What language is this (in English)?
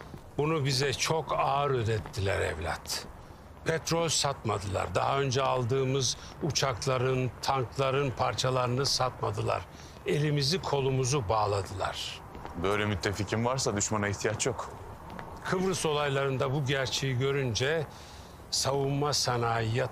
Turkish